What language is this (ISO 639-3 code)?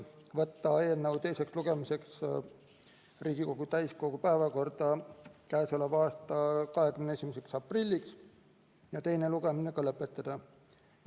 est